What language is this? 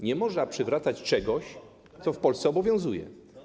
Polish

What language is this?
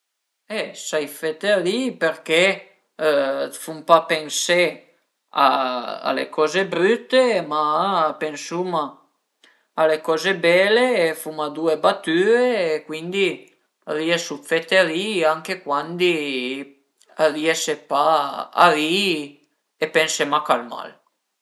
Piedmontese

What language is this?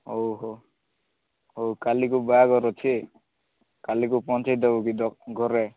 Odia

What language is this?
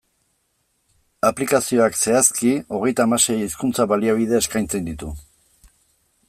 Basque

